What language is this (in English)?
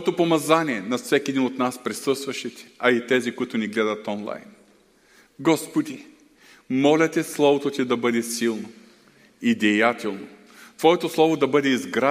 Bulgarian